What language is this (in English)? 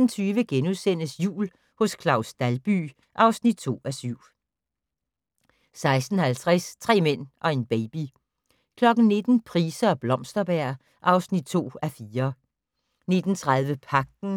Danish